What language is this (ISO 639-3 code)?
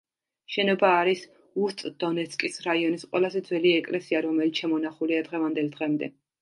kat